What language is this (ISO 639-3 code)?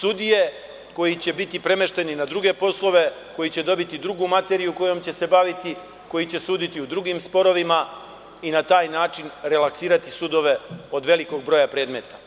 srp